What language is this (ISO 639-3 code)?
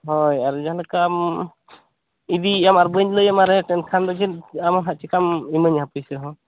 sat